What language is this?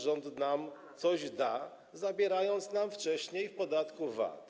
Polish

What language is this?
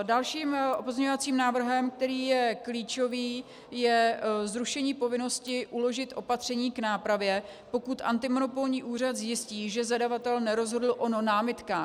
Czech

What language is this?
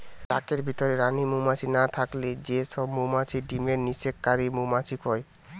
Bangla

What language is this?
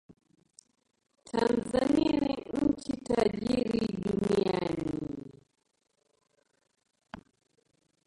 Swahili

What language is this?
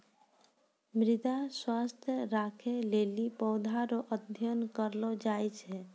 Maithili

